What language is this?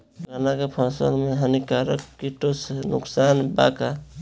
Bhojpuri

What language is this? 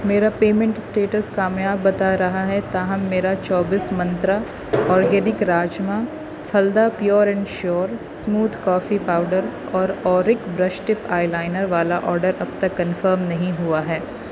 Urdu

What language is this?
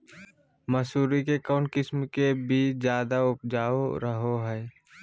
Magahi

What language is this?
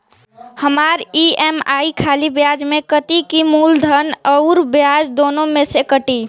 Bhojpuri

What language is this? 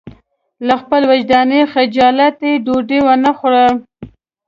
Pashto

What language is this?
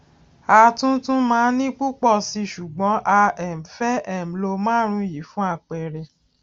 Yoruba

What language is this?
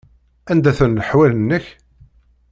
Kabyle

